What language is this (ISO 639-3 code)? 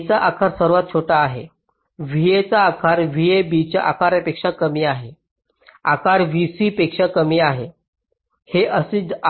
mar